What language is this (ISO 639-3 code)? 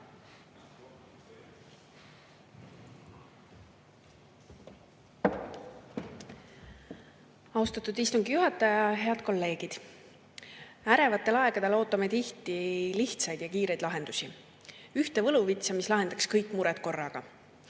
est